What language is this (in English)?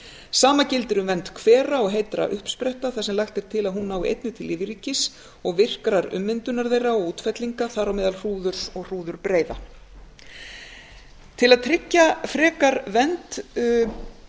Icelandic